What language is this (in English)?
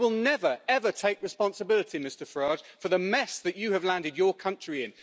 English